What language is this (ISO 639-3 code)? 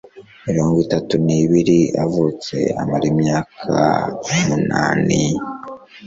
kin